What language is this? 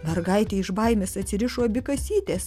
Lithuanian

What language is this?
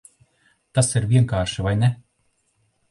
Latvian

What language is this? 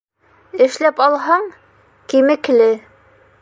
Bashkir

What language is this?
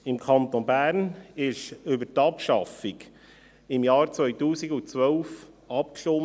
Swiss German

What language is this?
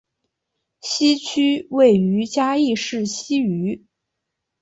Chinese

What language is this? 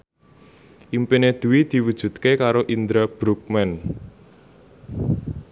Javanese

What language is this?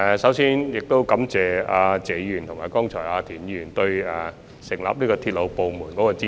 Cantonese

